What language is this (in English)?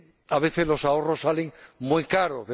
Spanish